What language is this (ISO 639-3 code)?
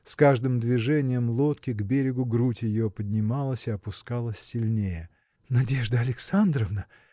rus